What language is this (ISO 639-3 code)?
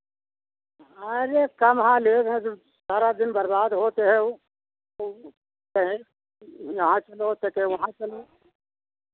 hin